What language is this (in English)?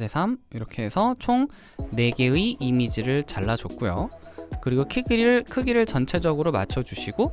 Korean